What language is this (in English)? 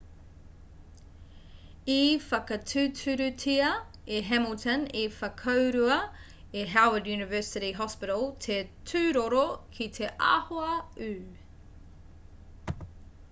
Māori